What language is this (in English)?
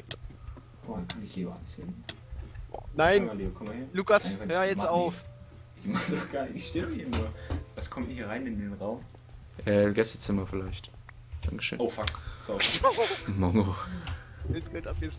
German